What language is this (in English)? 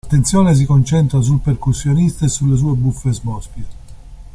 Italian